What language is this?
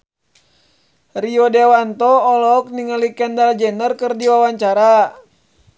Sundanese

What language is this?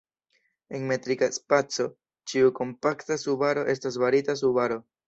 Esperanto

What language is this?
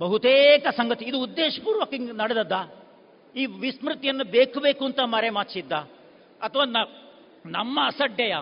Kannada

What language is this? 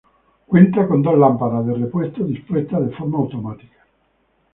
Spanish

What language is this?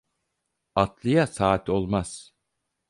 Turkish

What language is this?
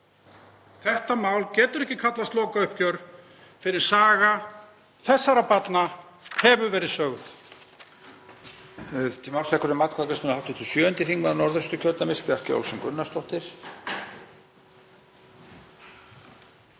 Icelandic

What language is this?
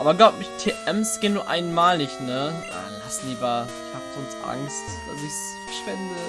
German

